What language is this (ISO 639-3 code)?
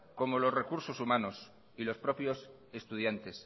spa